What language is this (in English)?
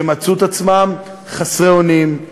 Hebrew